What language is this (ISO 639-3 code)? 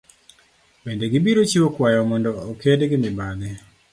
luo